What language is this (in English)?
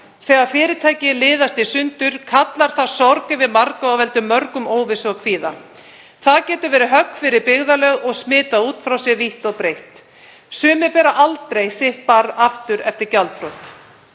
Icelandic